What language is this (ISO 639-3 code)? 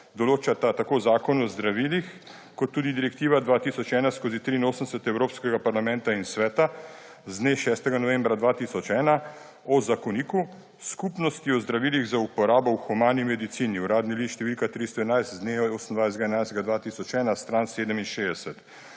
slv